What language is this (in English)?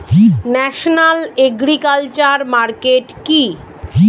Bangla